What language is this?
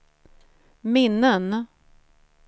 Swedish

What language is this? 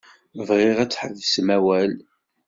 Kabyle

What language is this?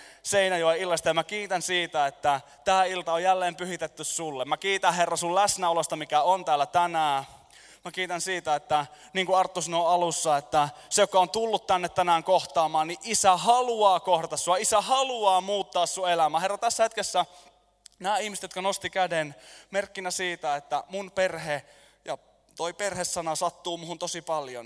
Finnish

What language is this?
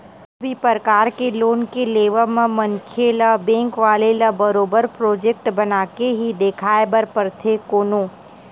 Chhattisgarhi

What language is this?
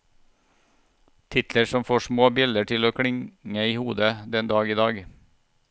Norwegian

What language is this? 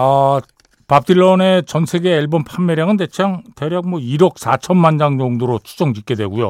Korean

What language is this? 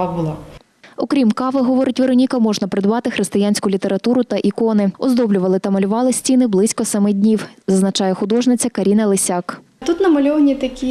Ukrainian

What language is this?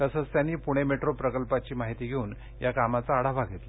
Marathi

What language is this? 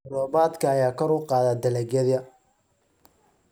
Somali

